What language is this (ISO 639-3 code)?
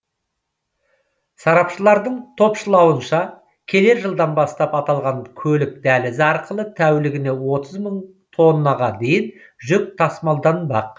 kaz